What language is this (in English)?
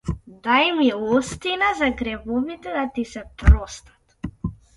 Macedonian